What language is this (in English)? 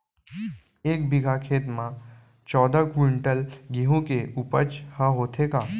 Chhattisgarhi